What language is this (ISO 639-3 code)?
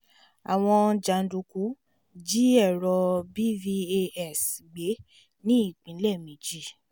yor